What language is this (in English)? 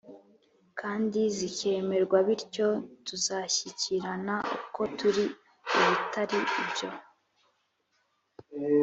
Kinyarwanda